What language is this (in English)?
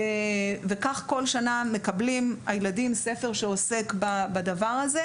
Hebrew